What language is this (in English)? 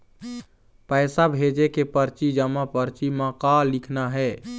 Chhattisgarhi